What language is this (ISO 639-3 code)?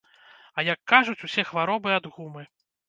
bel